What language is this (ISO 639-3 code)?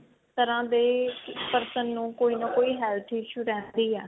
pan